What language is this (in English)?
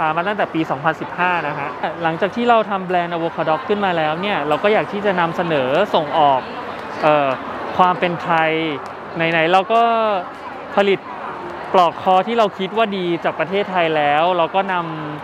Thai